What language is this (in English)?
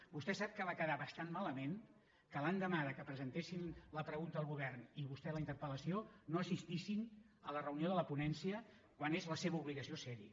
Catalan